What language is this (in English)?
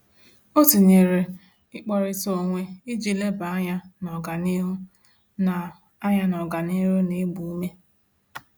Igbo